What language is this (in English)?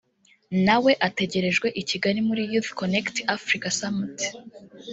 Kinyarwanda